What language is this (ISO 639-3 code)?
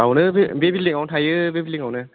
brx